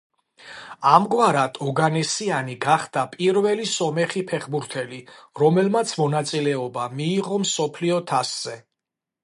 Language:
Georgian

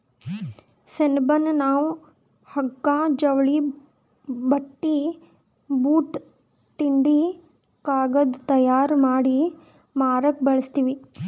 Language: Kannada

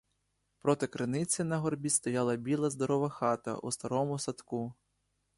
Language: Ukrainian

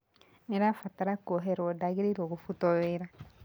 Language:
Kikuyu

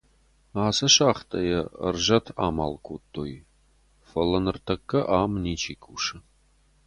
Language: Ossetic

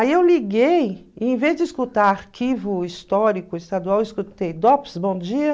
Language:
Portuguese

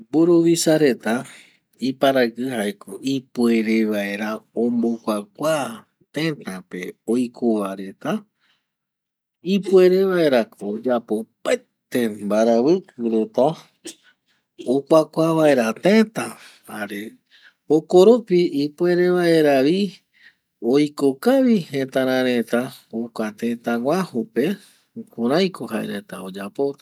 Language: Eastern Bolivian Guaraní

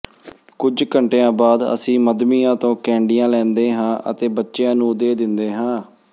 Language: Punjabi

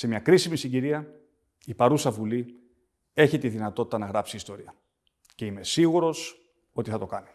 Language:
Greek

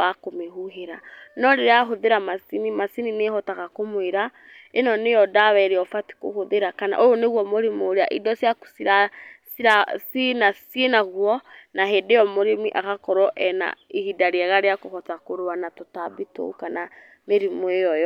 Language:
Kikuyu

